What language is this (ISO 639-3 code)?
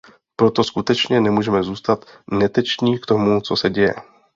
ces